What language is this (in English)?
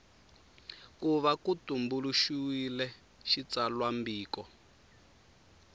Tsonga